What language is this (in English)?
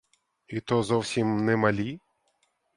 Ukrainian